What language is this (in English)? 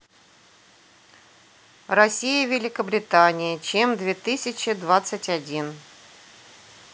Russian